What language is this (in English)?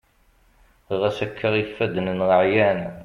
Kabyle